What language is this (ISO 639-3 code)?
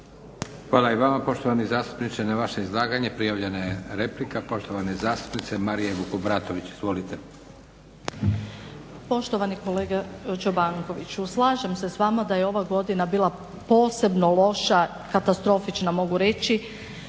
hrv